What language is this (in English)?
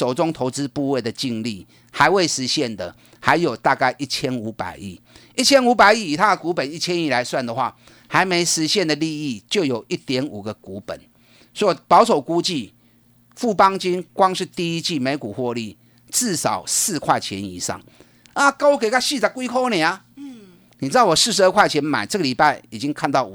Chinese